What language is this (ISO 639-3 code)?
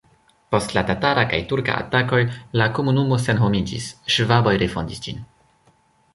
epo